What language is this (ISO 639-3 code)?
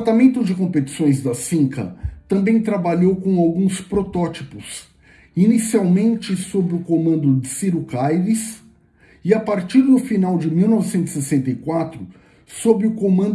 por